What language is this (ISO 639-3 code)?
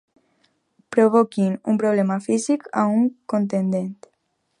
cat